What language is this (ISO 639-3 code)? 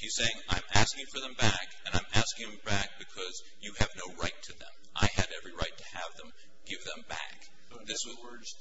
eng